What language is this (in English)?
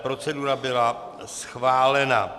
Czech